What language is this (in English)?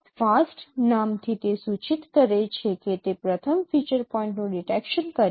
Gujarati